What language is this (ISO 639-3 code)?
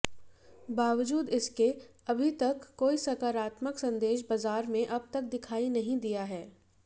hin